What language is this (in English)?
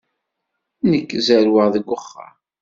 Kabyle